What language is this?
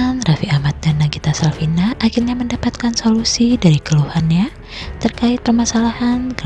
Indonesian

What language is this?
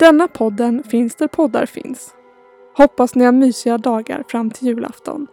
Swedish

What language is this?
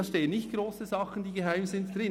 Swiss German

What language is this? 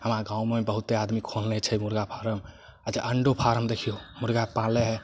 Maithili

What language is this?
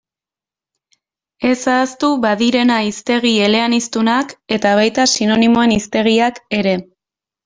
Basque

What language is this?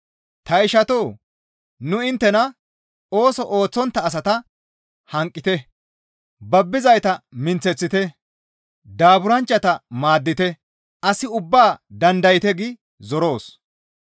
Gamo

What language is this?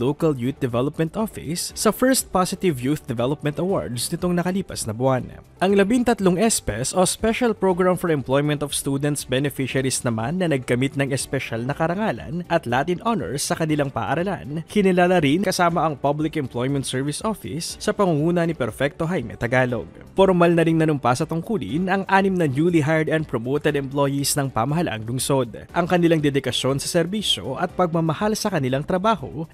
Filipino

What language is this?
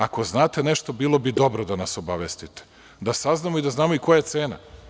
Serbian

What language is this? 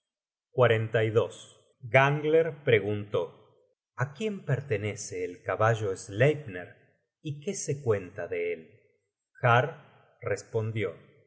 Spanish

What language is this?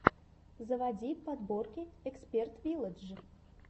Russian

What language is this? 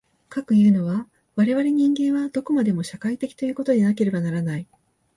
Japanese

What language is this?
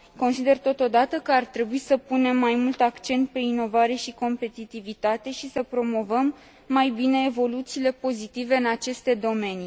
Romanian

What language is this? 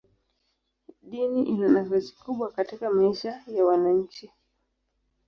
Swahili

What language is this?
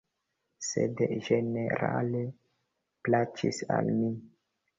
Esperanto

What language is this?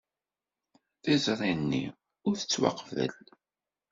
Kabyle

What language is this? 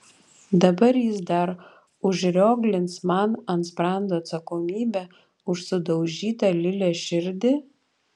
Lithuanian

